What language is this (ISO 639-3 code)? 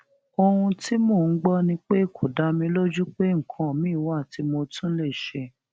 yor